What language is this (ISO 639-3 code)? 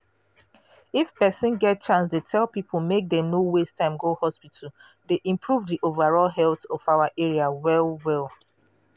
pcm